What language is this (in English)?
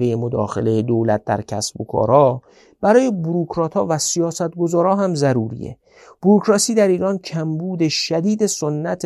Persian